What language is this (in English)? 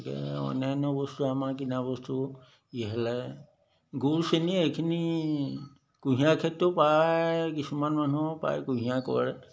Assamese